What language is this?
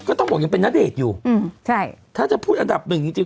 Thai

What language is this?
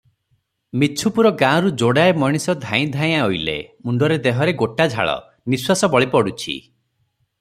Odia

